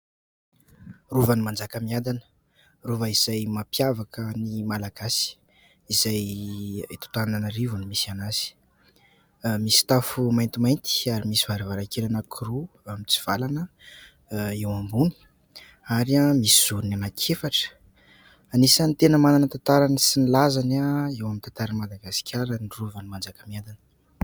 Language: Malagasy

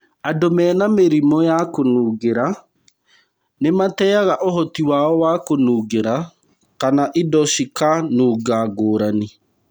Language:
Kikuyu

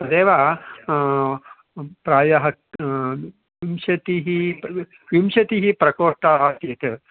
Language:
Sanskrit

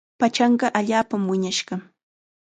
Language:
Chiquián Ancash Quechua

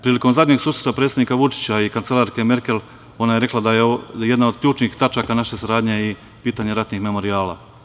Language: Serbian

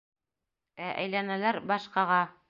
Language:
Bashkir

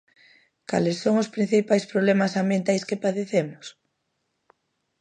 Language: Galician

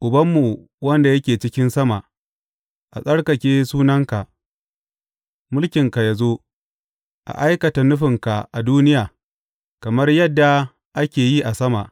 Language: Hausa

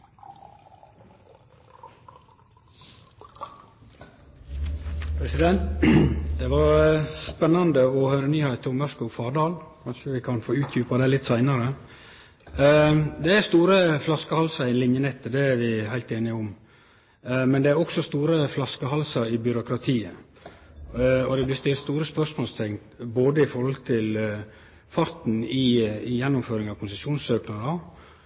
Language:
Norwegian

